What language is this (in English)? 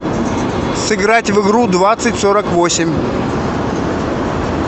Russian